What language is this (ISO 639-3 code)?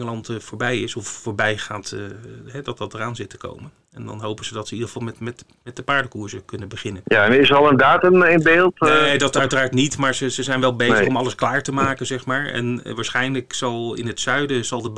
nld